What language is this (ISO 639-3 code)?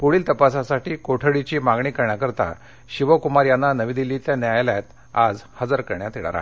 mar